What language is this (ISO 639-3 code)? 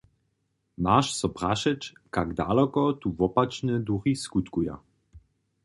hsb